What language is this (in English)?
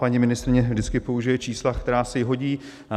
Czech